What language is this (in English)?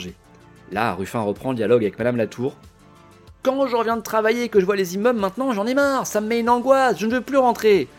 French